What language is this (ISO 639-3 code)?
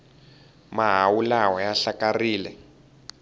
tso